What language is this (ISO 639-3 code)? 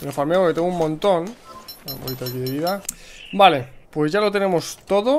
spa